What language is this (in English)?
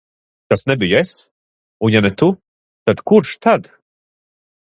Latvian